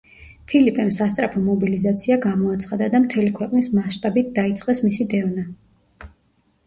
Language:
Georgian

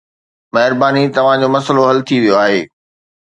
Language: Sindhi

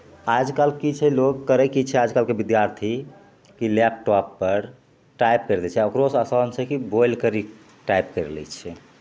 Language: Maithili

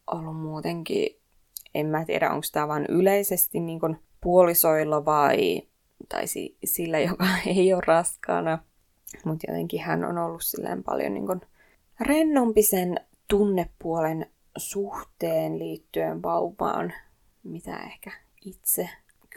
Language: Finnish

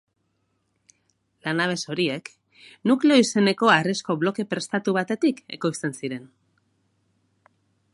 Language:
Basque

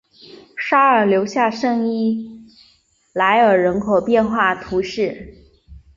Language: Chinese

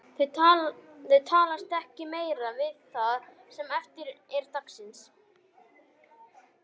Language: Icelandic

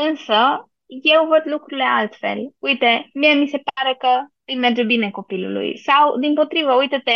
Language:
Romanian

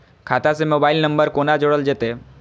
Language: Maithili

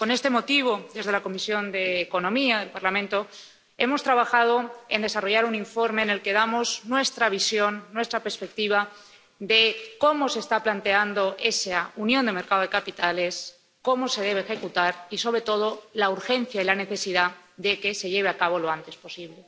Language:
Spanish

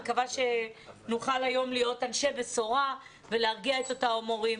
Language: Hebrew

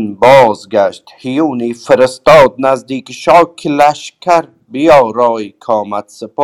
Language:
Persian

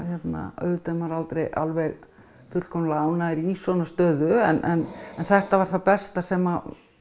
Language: Icelandic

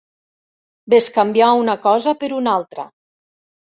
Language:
Catalan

